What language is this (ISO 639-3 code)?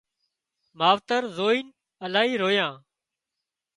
kxp